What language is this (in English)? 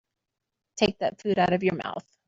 English